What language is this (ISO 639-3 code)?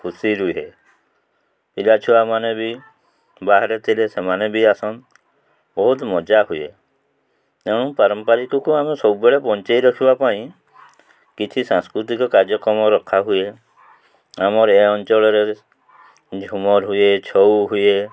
ori